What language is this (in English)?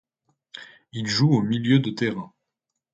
French